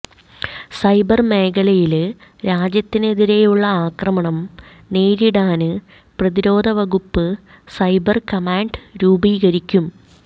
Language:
Malayalam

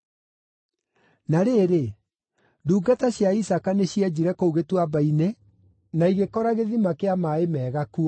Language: Kikuyu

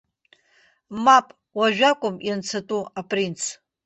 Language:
Abkhazian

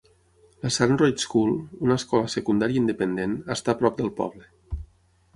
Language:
Catalan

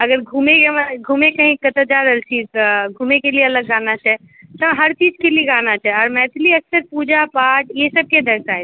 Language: Maithili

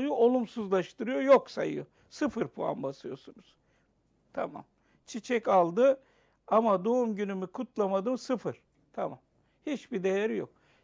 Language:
Turkish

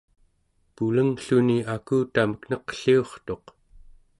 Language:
Central Yupik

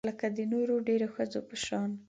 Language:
Pashto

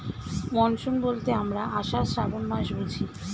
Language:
Bangla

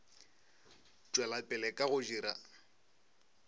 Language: Northern Sotho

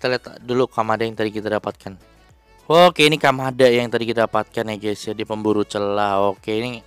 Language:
Indonesian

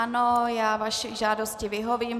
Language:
Czech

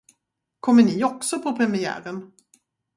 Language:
Swedish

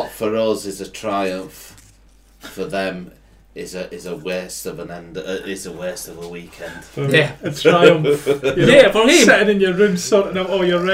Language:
English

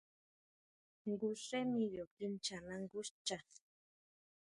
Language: Huautla Mazatec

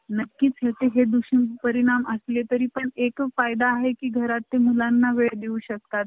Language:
Marathi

